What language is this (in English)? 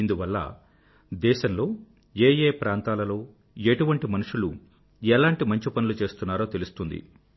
Telugu